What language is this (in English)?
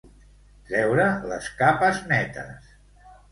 Catalan